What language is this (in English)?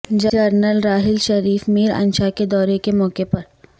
Urdu